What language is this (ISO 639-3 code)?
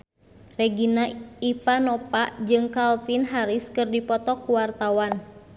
sun